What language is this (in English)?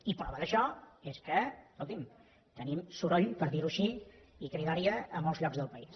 Catalan